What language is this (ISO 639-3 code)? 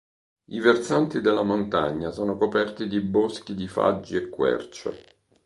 ita